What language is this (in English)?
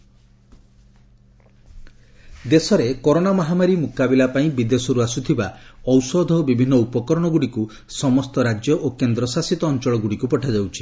Odia